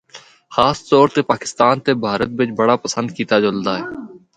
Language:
Northern Hindko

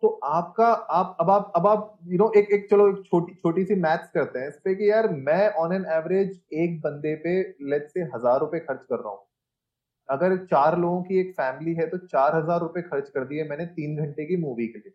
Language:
Hindi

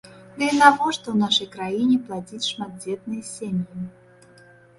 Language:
Belarusian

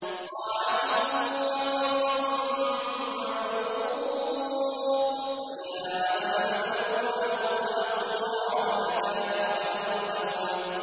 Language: Arabic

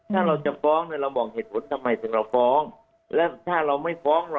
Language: Thai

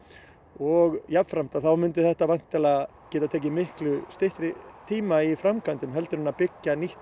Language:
Icelandic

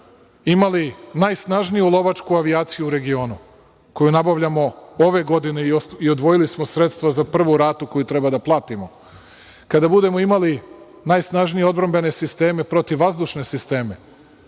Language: Serbian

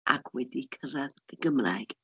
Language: Welsh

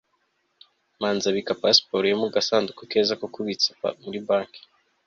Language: Kinyarwanda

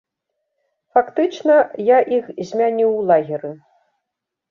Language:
Belarusian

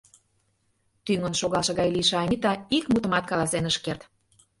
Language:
Mari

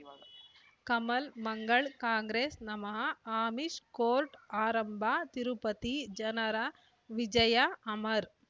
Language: Kannada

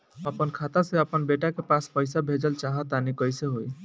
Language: Bhojpuri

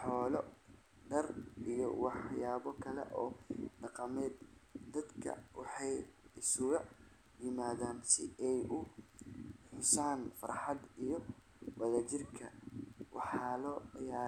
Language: Somali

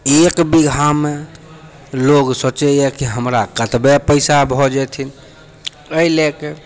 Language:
Maithili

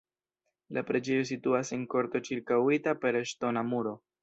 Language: Esperanto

